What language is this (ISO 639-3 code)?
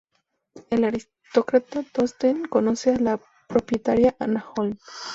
spa